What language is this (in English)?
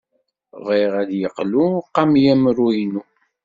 Kabyle